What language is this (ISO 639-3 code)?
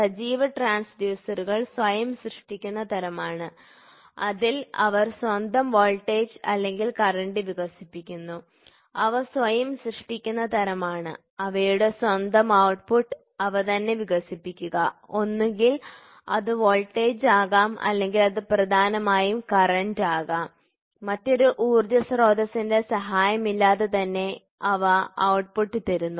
mal